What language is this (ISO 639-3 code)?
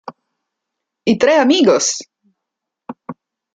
ita